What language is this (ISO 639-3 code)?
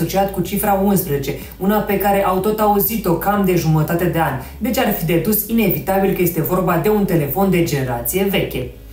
ron